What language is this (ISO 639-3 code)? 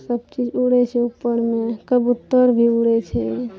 mai